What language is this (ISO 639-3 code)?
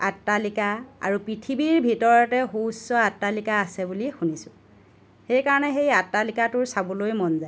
asm